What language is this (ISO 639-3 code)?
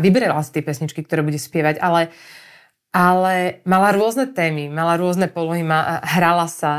slk